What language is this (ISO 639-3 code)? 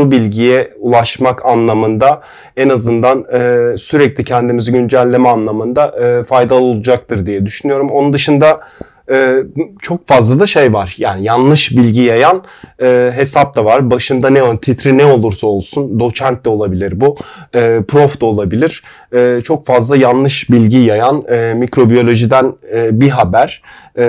tur